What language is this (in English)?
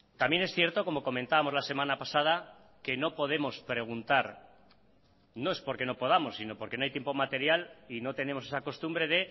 Spanish